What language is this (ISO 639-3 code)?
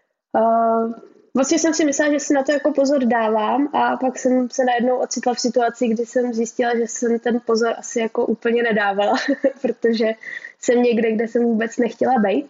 ces